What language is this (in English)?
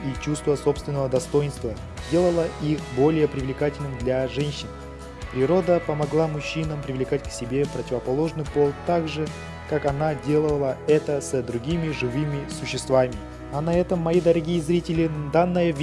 Russian